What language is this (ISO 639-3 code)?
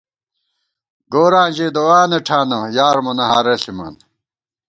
gwt